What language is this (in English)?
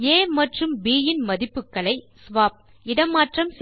Tamil